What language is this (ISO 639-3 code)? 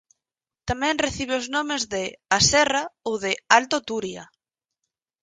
glg